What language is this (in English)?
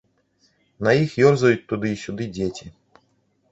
Belarusian